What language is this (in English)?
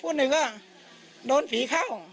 Thai